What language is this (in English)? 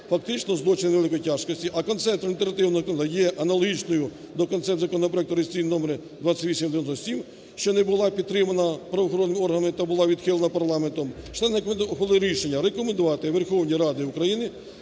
Ukrainian